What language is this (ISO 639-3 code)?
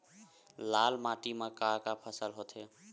hne